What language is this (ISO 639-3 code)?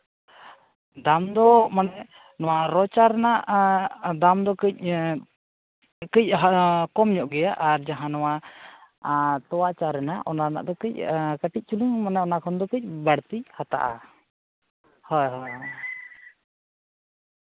sat